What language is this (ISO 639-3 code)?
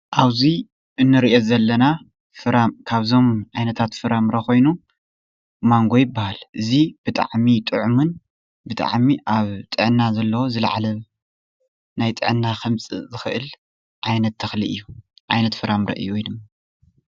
tir